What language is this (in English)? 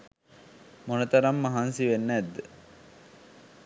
Sinhala